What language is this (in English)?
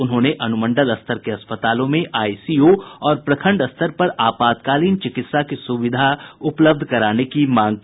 Hindi